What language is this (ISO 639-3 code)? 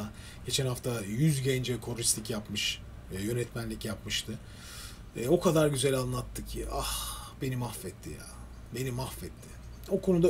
tur